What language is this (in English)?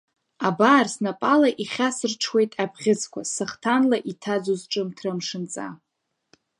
Abkhazian